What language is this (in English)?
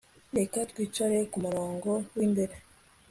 Kinyarwanda